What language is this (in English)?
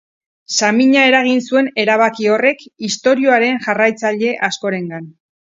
Basque